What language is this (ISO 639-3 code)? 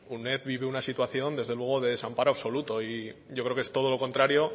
spa